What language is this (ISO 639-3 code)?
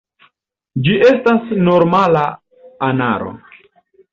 epo